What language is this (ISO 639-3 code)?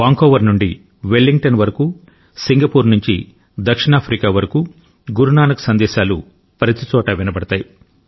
tel